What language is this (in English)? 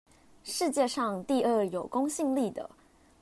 Chinese